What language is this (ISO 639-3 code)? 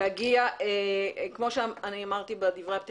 heb